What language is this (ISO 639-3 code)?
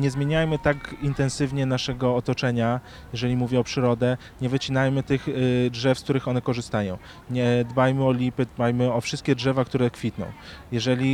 pol